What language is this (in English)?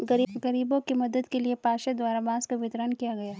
Hindi